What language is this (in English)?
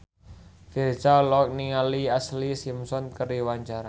Sundanese